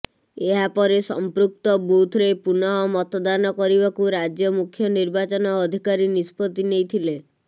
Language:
Odia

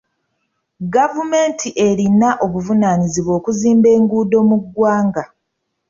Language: Ganda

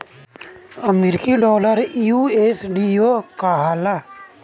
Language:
Bhojpuri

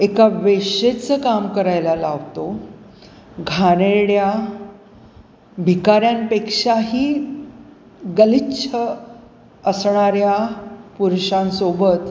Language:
Marathi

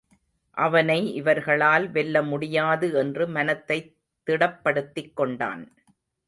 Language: Tamil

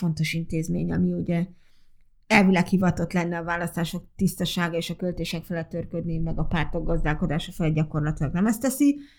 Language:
Hungarian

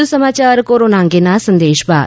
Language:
Gujarati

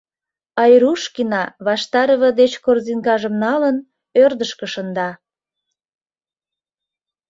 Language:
Mari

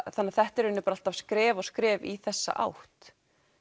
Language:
Icelandic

